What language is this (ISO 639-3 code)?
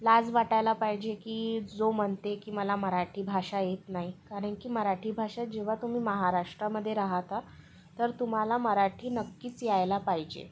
mar